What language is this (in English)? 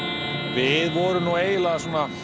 Icelandic